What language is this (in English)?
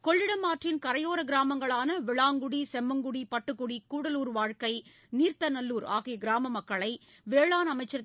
Tamil